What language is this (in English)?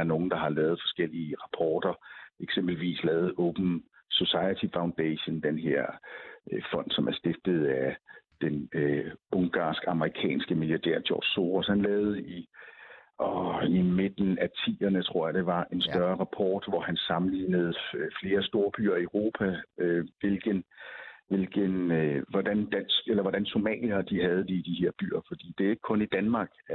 Danish